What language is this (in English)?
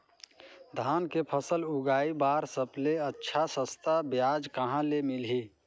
Chhattisgarhi